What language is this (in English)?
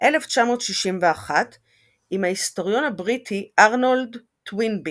Hebrew